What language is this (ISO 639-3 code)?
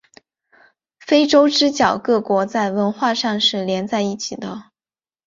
zho